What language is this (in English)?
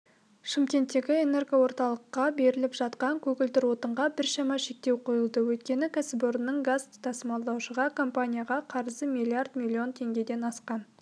Kazakh